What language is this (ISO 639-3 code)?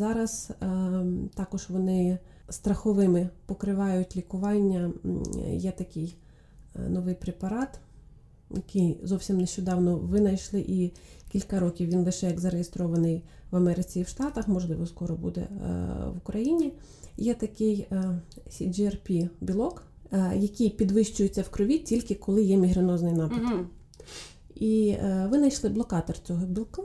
ukr